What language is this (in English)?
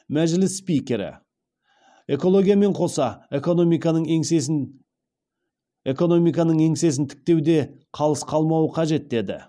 Kazakh